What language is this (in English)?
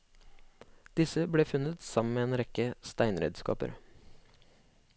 Norwegian